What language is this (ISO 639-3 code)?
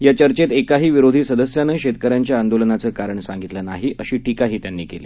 mar